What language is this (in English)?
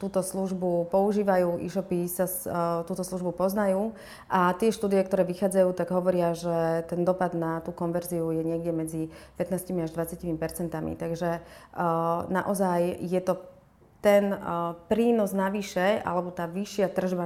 Slovak